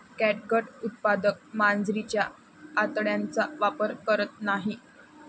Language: Marathi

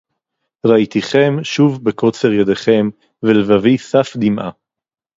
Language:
Hebrew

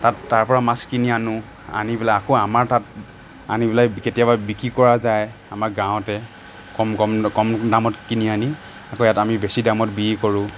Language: Assamese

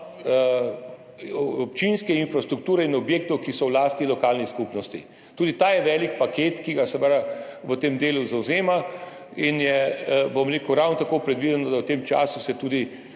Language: Slovenian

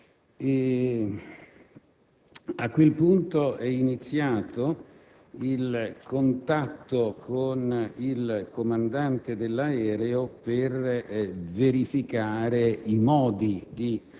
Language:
Italian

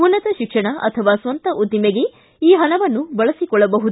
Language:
Kannada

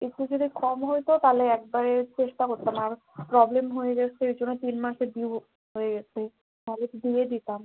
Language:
Bangla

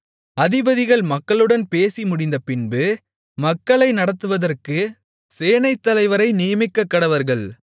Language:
Tamil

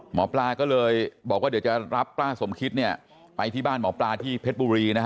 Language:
Thai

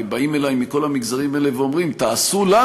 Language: Hebrew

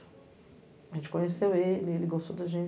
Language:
Portuguese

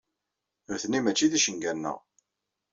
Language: Kabyle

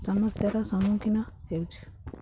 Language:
Odia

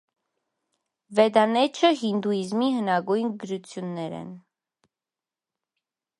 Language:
Armenian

